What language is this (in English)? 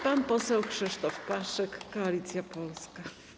Polish